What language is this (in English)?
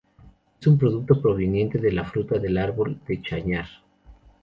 Spanish